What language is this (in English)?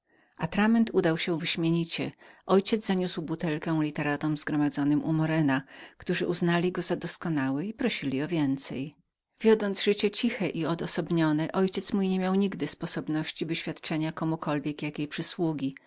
Polish